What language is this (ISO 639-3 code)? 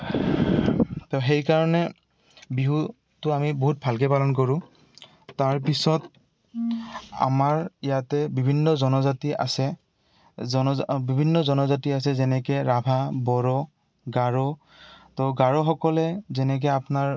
asm